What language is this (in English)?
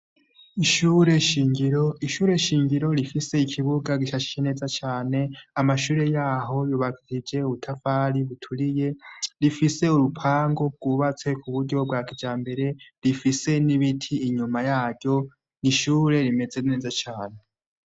Rundi